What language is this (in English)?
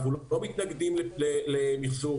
Hebrew